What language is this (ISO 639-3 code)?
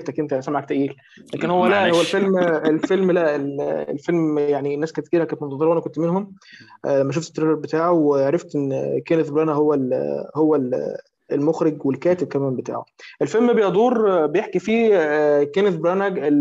ara